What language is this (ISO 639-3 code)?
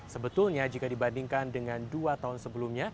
ind